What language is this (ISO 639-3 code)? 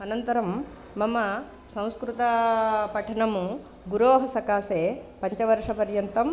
san